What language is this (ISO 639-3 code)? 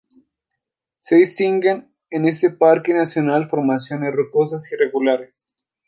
spa